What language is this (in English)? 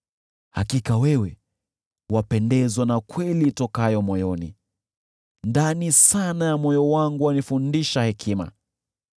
Swahili